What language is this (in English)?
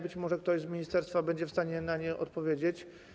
Polish